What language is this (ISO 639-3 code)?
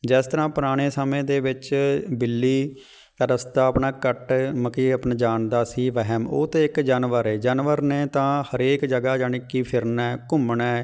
pan